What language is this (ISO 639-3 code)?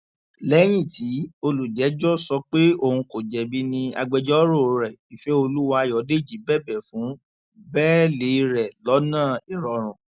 yor